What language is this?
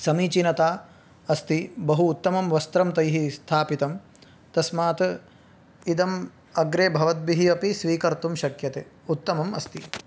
Sanskrit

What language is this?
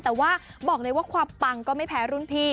Thai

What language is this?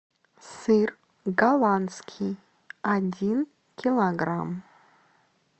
Russian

